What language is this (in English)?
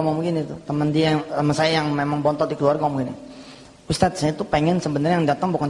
Indonesian